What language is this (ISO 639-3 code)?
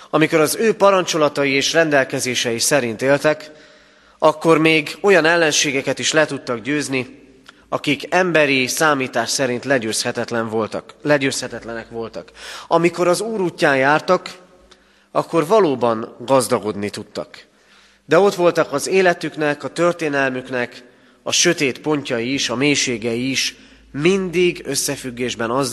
hun